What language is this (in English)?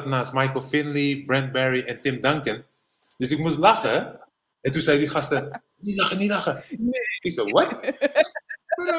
Dutch